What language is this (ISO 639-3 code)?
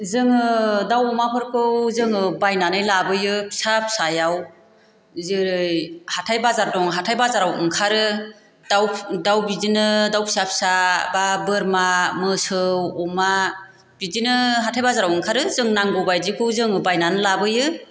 brx